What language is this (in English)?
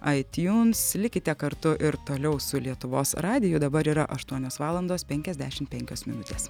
Lithuanian